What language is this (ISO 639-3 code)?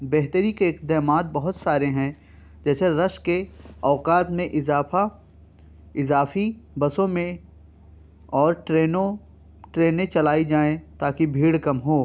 urd